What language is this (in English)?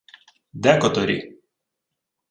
Ukrainian